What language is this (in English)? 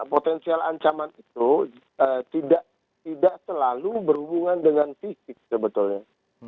Indonesian